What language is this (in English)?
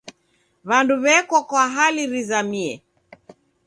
Taita